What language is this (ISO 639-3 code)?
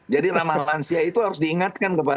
ind